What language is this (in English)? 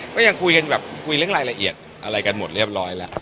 Thai